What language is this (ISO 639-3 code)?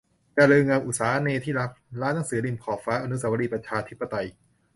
tha